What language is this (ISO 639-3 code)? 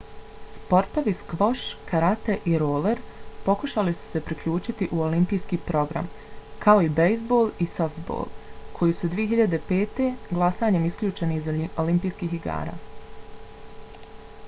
bos